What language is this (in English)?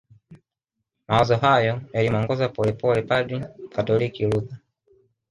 Swahili